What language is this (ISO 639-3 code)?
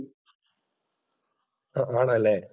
mal